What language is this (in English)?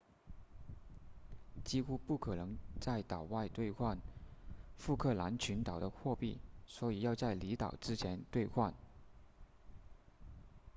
Chinese